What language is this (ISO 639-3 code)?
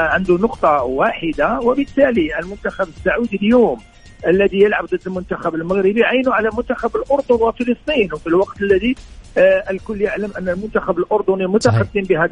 ara